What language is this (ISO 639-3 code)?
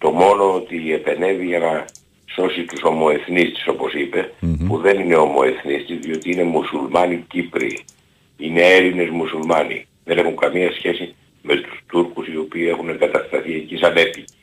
ell